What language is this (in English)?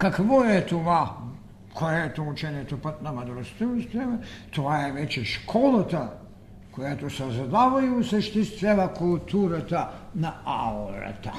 Bulgarian